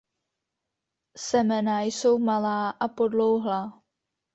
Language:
Czech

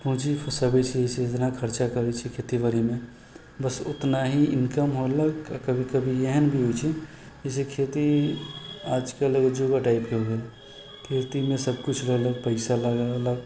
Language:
Maithili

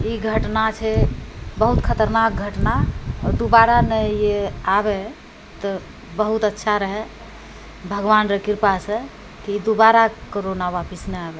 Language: Maithili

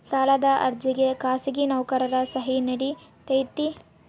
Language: Kannada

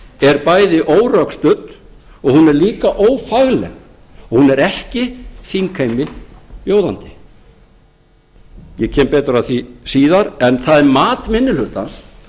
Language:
Icelandic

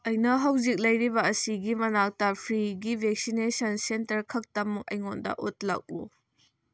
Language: Manipuri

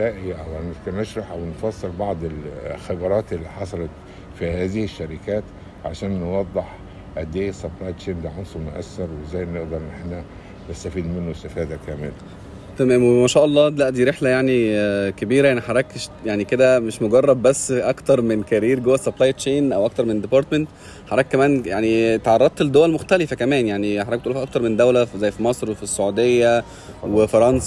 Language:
Arabic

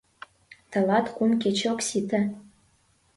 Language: Mari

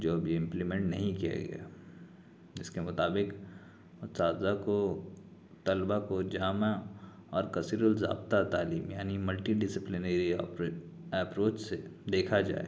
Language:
Urdu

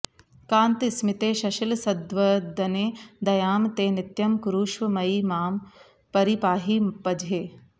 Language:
Sanskrit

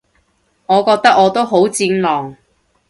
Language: Cantonese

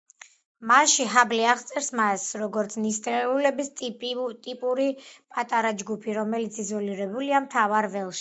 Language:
Georgian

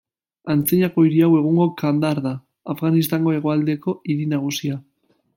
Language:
Basque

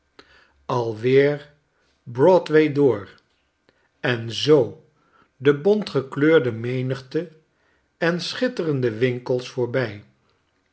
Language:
Dutch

